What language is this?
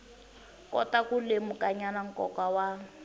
Tsonga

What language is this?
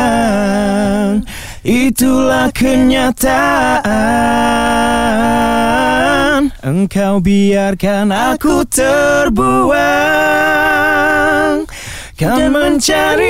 Malay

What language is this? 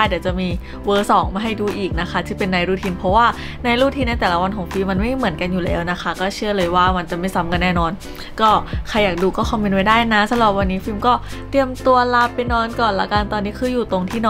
Thai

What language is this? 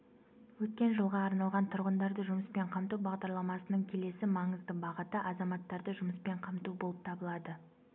Kazakh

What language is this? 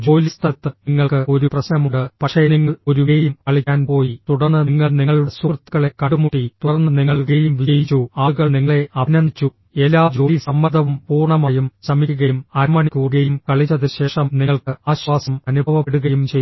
Malayalam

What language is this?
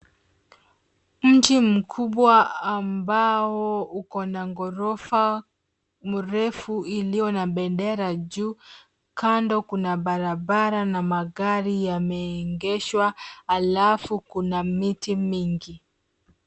Swahili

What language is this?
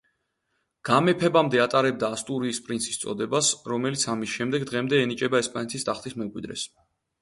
Georgian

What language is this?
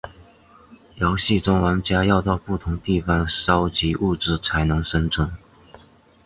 Chinese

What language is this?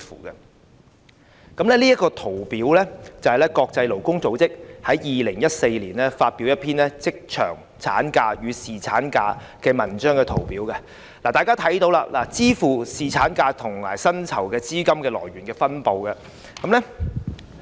Cantonese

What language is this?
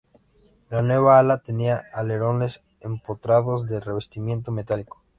Spanish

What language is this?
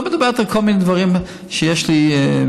Hebrew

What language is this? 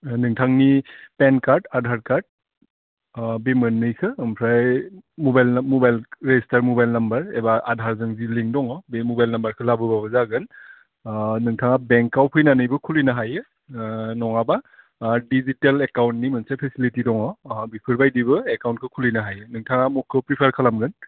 Bodo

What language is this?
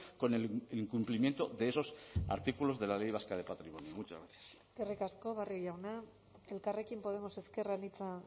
Spanish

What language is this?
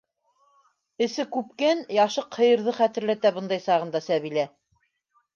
Bashkir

